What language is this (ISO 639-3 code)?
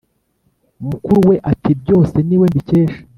kin